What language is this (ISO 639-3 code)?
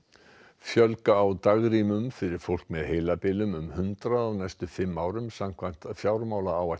isl